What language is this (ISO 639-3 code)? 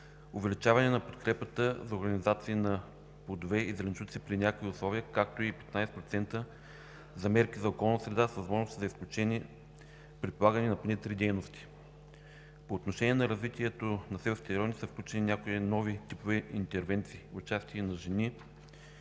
bul